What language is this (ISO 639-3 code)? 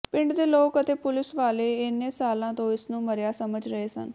pan